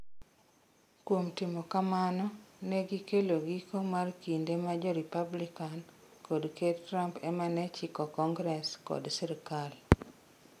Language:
Luo (Kenya and Tanzania)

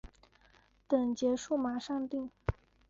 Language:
Chinese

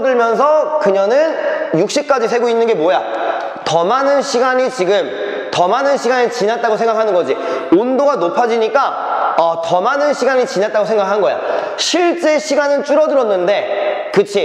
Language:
Korean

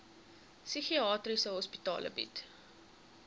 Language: Afrikaans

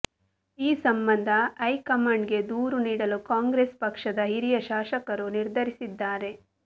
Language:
Kannada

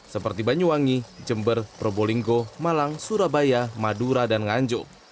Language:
Indonesian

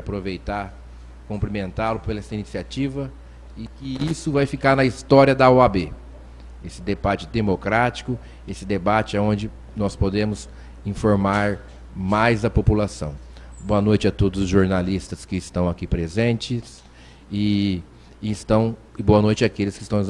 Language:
Portuguese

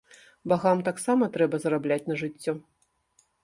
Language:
Belarusian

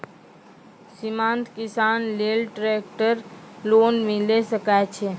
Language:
Maithili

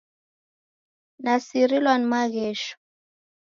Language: Taita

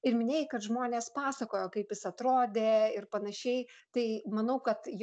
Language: Lithuanian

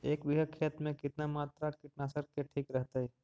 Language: Magahi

